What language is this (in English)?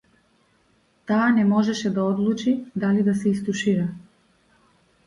Macedonian